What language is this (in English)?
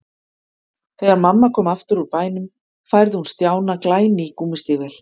Icelandic